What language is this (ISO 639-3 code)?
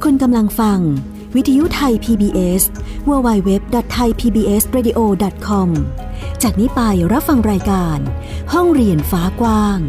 tha